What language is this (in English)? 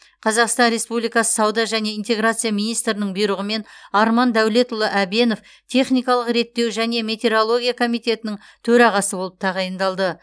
Kazakh